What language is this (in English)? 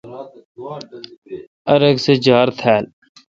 Kalkoti